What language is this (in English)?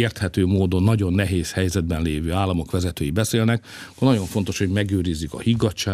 Hungarian